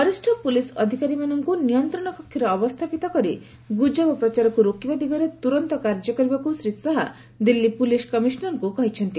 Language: Odia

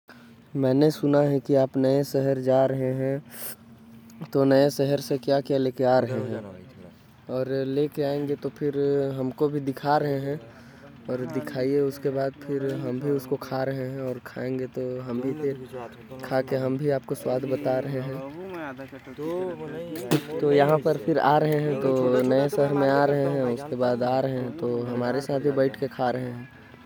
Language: Korwa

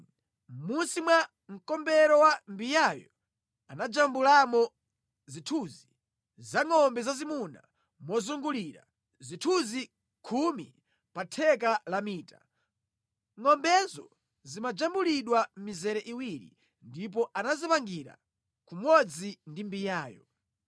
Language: Nyanja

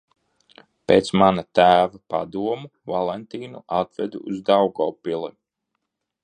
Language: Latvian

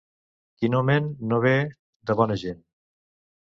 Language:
Catalan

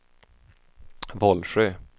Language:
Swedish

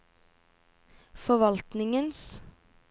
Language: Norwegian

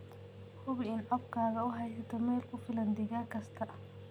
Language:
Somali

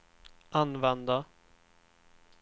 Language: Swedish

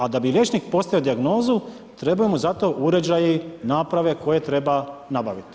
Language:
Croatian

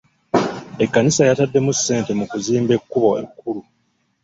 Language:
Ganda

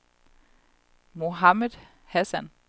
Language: Danish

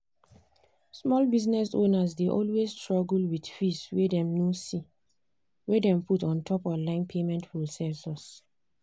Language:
Nigerian Pidgin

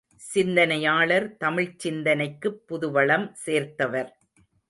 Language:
Tamil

